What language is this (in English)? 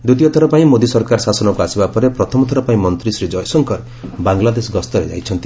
Odia